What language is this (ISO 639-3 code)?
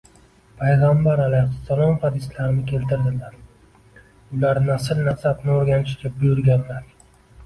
uzb